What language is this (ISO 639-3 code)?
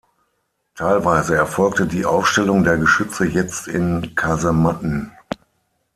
deu